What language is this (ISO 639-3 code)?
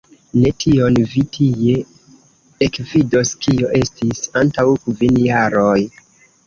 epo